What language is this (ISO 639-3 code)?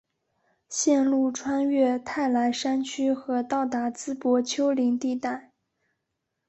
zho